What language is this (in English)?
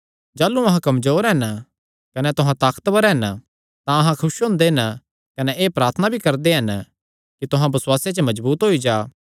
Kangri